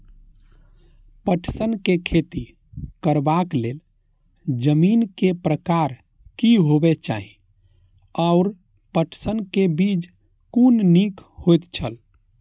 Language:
Maithili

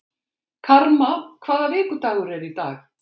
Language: Icelandic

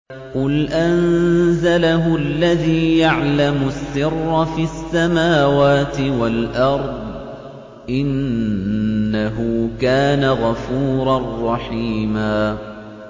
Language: Arabic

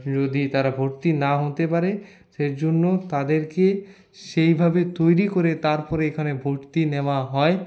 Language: Bangla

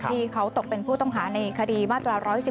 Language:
Thai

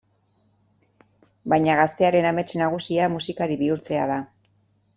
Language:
Basque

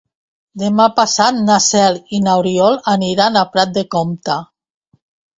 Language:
Catalan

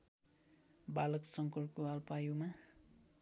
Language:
Nepali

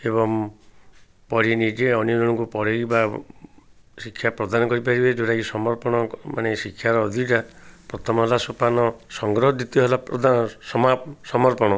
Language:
Odia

